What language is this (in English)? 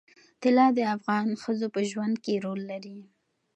Pashto